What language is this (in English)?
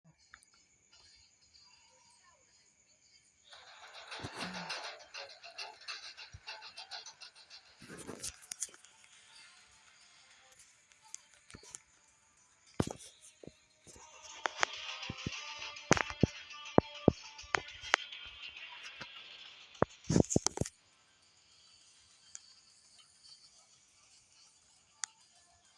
Thai